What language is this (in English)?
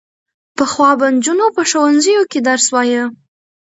Pashto